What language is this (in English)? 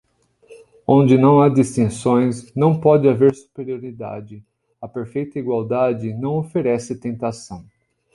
Portuguese